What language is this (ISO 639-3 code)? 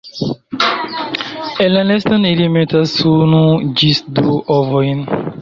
epo